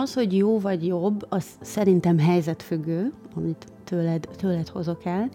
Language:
Hungarian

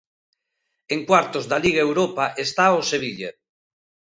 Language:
Galician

